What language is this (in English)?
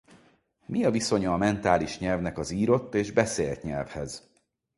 Hungarian